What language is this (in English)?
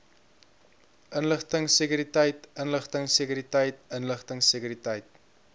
Afrikaans